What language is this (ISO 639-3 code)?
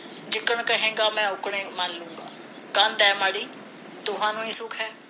pan